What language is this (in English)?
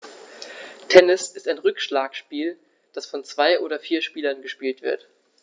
German